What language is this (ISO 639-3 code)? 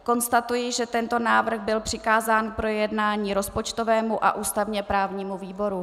ces